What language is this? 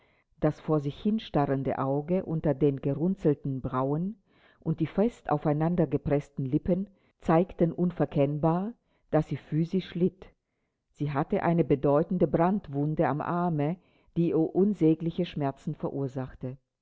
German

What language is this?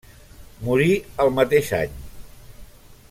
Catalan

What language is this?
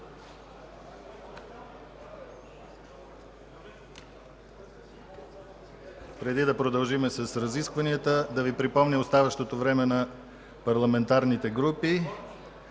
Bulgarian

